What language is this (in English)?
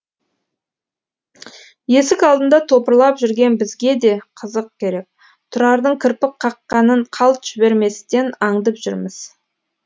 Kazakh